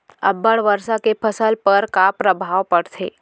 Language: Chhattisgarhi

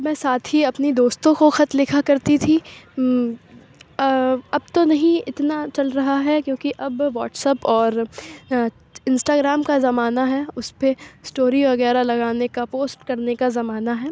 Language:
Urdu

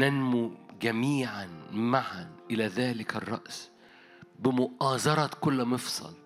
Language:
Arabic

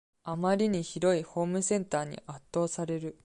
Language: Japanese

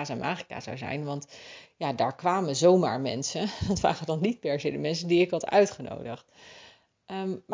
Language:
Dutch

